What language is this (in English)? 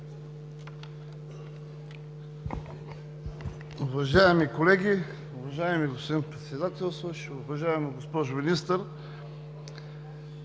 Bulgarian